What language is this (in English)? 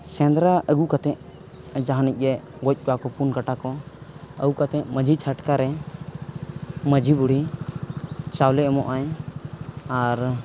Santali